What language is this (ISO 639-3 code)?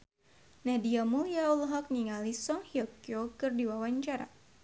sun